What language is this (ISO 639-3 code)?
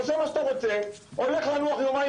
heb